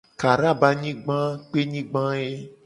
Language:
Gen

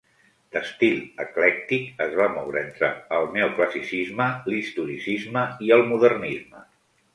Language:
Catalan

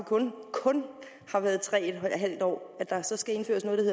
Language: Danish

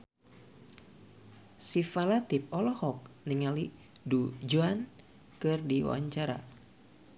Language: Sundanese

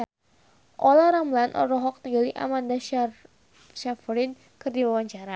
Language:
Sundanese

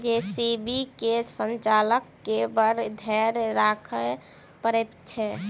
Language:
Maithili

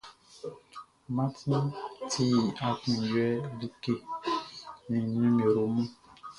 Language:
Baoulé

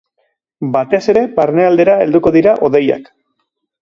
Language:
Basque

